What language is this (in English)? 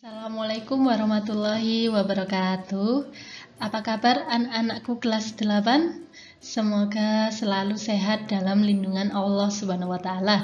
Indonesian